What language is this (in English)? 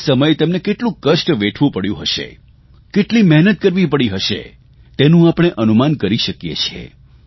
Gujarati